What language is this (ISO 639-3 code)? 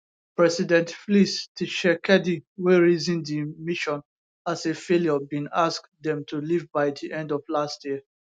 pcm